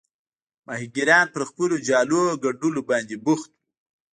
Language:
Pashto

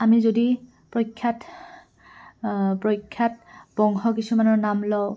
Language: Assamese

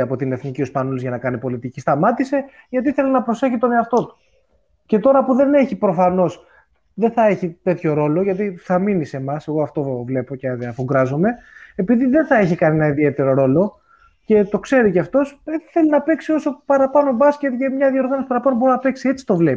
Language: Greek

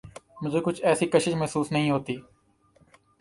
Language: Urdu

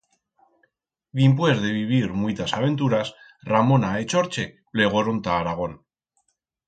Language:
Aragonese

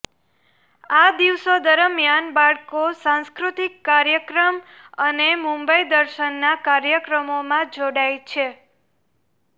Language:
Gujarati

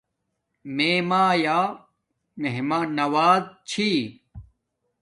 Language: Domaaki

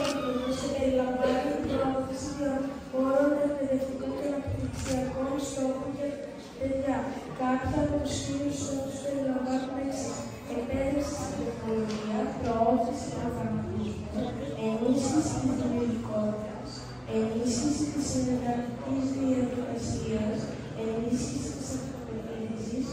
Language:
Greek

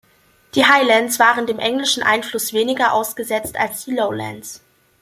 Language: German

